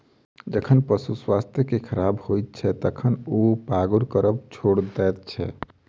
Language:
Maithili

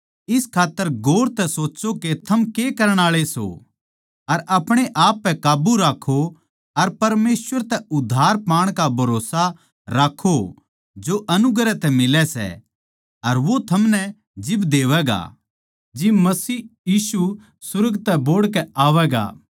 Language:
Haryanvi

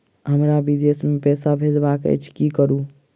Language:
Maithili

